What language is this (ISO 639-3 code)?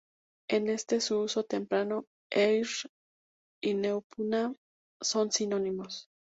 spa